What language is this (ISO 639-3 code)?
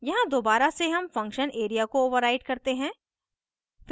hin